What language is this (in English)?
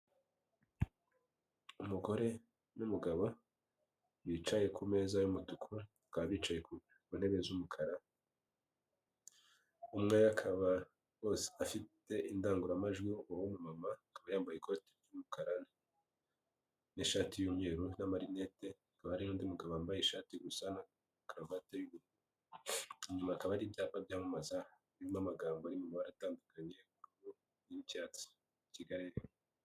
Kinyarwanda